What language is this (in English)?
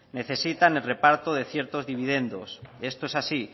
Spanish